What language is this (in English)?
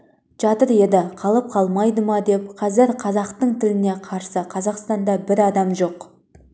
Kazakh